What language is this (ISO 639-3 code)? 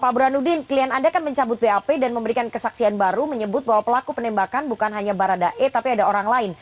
ind